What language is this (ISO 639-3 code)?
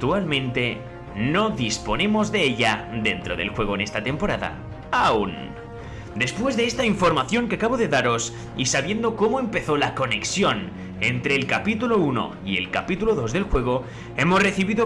spa